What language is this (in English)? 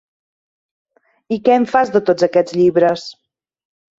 Catalan